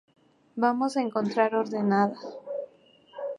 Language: Spanish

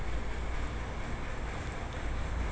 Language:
Magahi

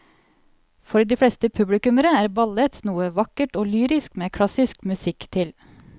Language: Norwegian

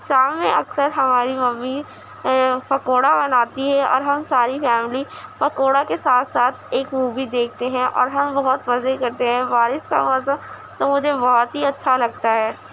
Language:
Urdu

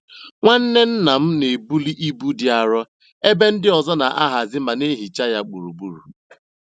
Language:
Igbo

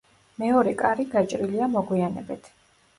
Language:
Georgian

